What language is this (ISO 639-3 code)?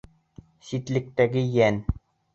bak